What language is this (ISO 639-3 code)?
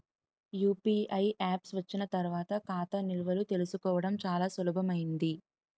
tel